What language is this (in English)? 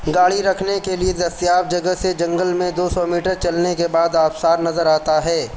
Urdu